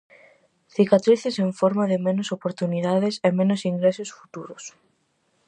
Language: Galician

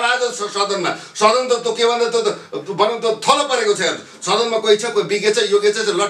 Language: Arabic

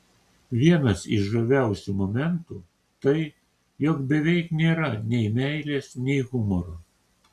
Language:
Lithuanian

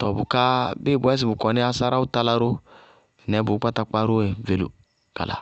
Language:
Bago-Kusuntu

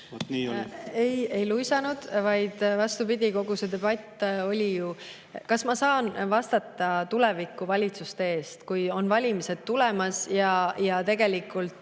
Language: Estonian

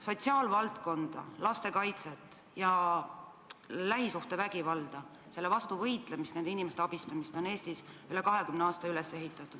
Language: Estonian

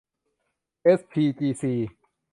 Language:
Thai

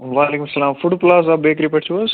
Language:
Kashmiri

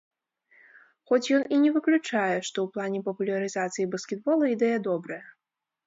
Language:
Belarusian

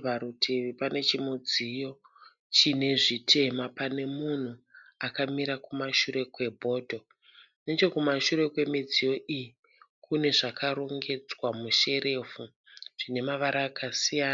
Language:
Shona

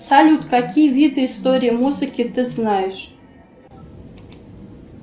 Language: Russian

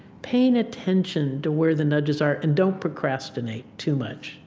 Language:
English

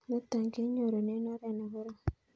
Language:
Kalenjin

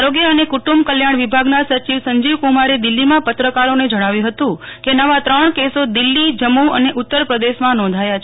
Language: Gujarati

